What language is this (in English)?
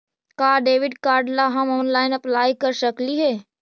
Magahi